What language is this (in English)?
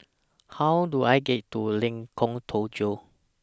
English